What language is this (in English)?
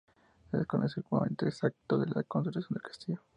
Spanish